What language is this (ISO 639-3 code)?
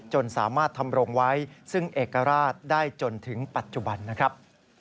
tha